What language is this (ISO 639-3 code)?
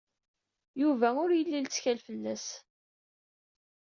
kab